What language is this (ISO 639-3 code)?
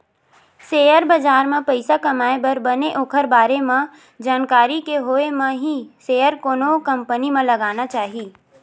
hne